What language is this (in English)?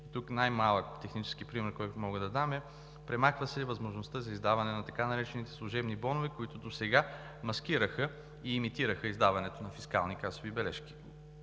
Bulgarian